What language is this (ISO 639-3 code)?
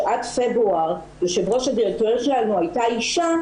heb